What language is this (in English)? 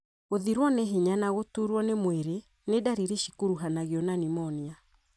Kikuyu